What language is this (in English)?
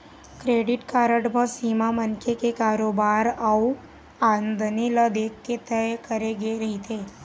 Chhattisgarhi